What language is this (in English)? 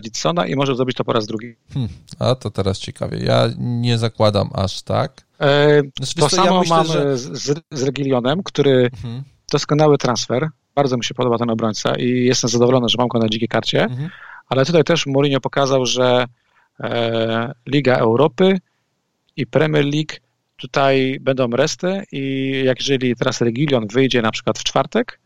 Polish